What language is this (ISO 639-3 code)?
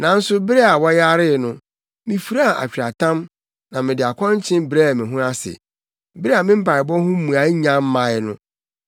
aka